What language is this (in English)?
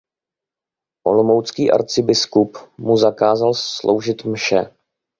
Czech